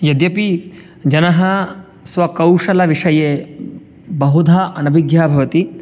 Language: Sanskrit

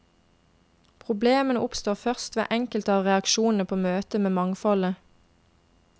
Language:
Norwegian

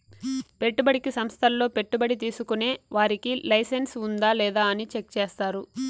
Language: Telugu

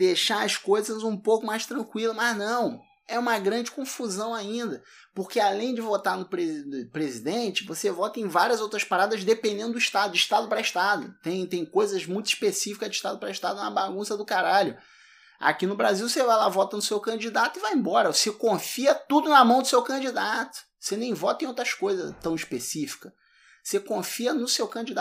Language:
Portuguese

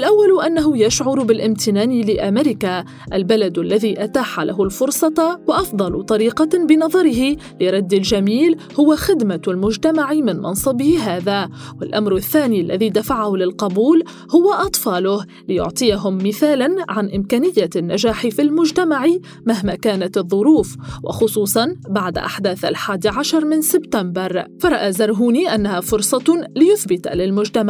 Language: Arabic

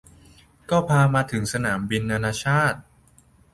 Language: Thai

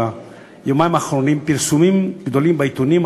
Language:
Hebrew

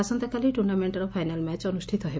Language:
Odia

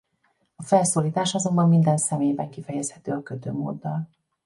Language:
Hungarian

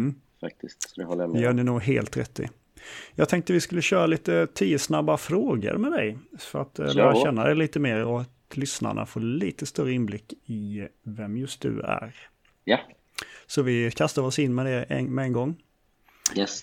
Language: Swedish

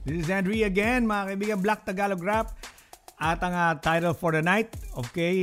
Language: Filipino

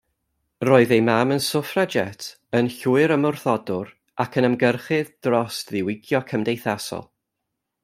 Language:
Welsh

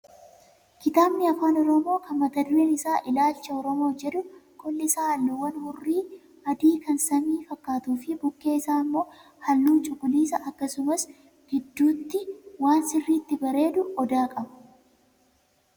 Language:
Oromo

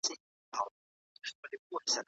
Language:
Pashto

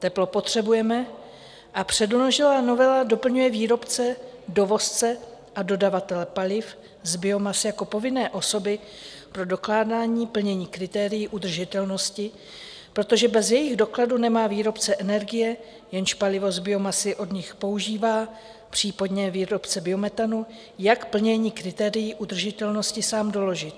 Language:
Czech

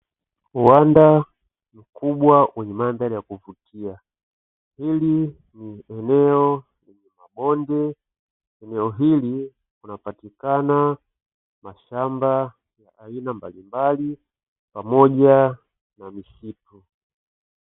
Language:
Swahili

